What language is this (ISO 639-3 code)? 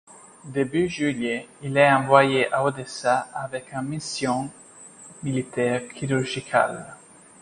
fra